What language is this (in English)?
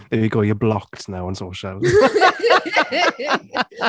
English